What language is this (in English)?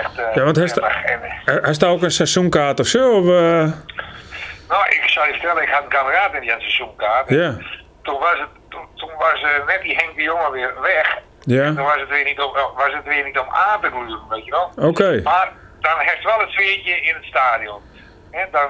Dutch